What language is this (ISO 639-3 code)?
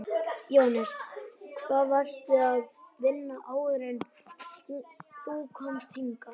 isl